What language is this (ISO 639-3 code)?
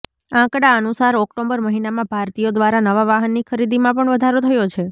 guj